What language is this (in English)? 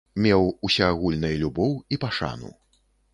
Belarusian